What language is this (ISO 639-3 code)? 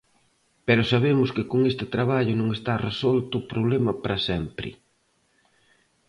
glg